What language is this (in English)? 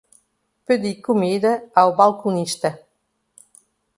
Portuguese